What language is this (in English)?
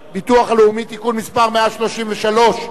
Hebrew